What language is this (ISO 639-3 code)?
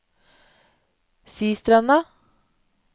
nor